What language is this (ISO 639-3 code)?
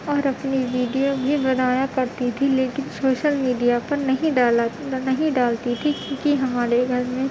urd